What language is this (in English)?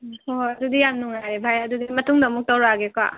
Manipuri